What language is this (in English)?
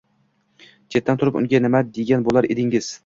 Uzbek